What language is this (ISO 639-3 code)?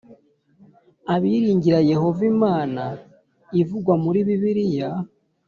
kin